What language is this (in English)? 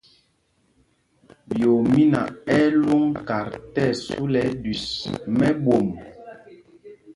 Mpumpong